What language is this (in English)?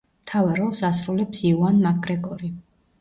Georgian